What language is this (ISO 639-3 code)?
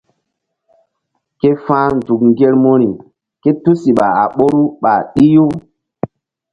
mdd